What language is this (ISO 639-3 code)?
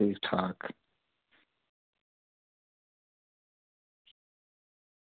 doi